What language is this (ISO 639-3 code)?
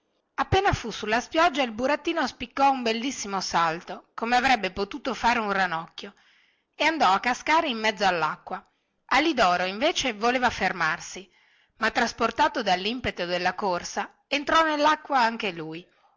ita